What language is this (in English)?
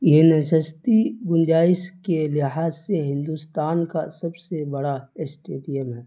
Urdu